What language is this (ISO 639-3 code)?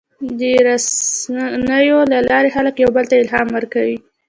pus